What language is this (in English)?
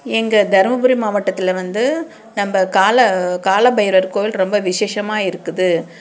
Tamil